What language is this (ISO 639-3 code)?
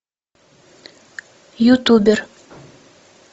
rus